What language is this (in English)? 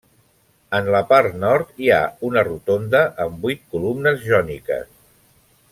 Catalan